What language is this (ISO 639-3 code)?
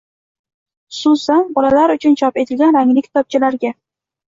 uzb